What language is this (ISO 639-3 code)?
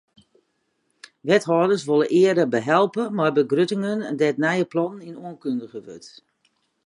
fry